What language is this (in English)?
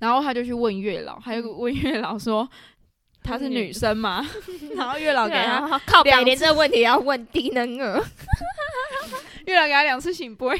Chinese